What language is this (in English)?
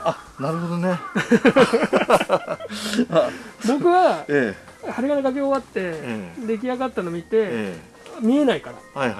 Japanese